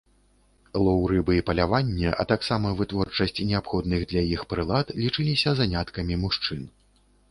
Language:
Belarusian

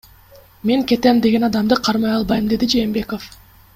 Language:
Kyrgyz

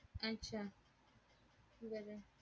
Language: Marathi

